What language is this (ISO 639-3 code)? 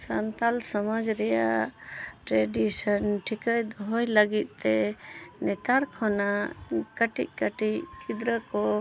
sat